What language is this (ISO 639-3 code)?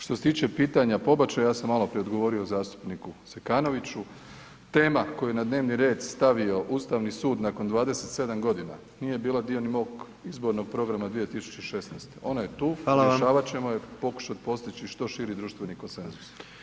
hrv